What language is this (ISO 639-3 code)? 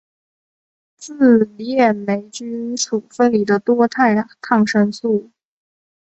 zho